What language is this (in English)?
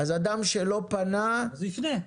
Hebrew